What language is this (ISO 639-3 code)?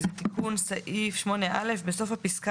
heb